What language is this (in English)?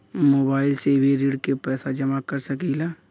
Bhojpuri